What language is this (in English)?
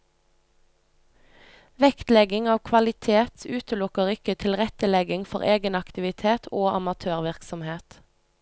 Norwegian